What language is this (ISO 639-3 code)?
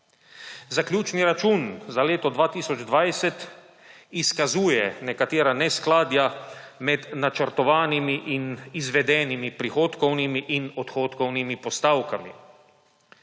slv